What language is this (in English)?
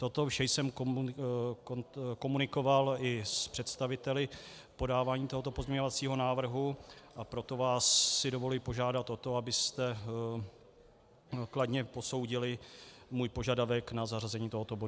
Czech